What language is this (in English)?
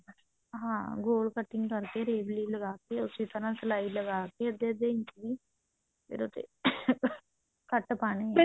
Punjabi